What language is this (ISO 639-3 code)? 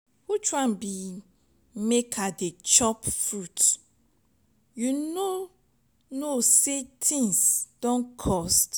pcm